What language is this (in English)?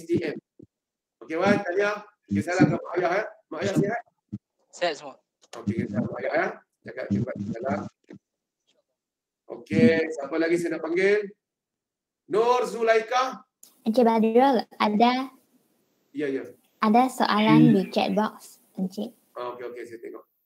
Malay